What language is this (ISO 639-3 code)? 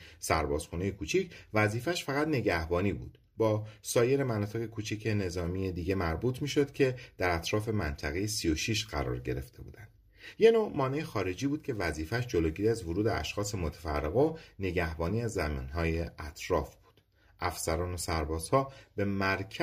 fas